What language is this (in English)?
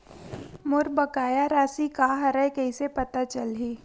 Chhattisgarhi